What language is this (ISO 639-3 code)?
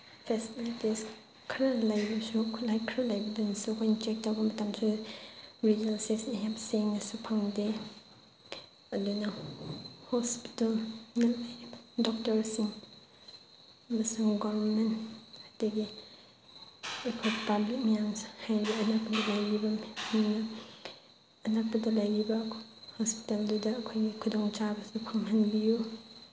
mni